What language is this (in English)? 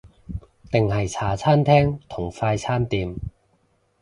Cantonese